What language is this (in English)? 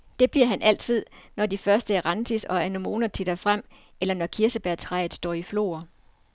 Danish